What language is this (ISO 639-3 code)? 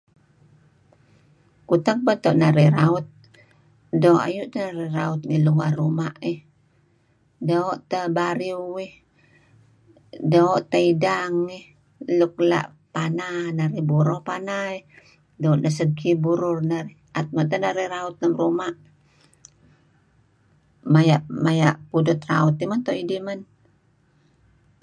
kzi